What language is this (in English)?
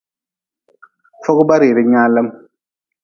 Nawdm